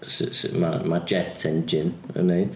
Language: Welsh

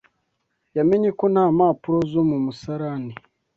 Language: Kinyarwanda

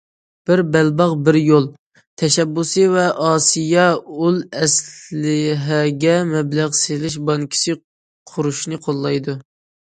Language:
Uyghur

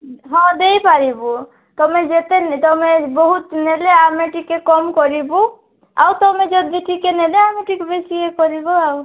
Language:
Odia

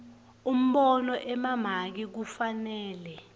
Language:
Swati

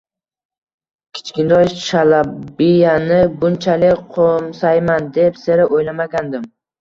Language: Uzbek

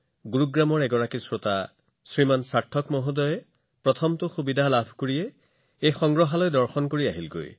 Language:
Assamese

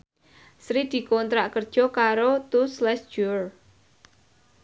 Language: Javanese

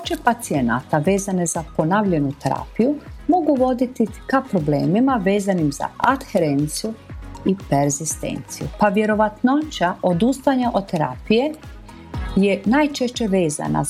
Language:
Croatian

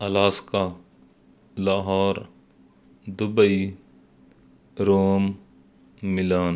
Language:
Punjabi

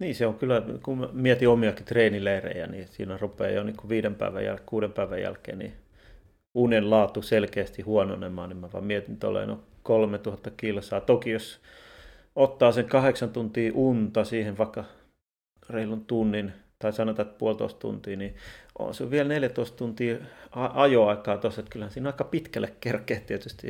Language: Finnish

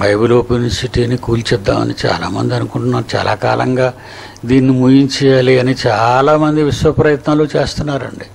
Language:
Hindi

